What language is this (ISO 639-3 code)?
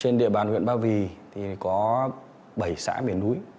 vie